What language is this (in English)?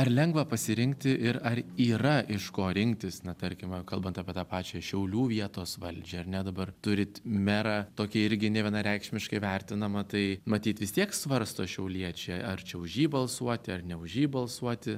Lithuanian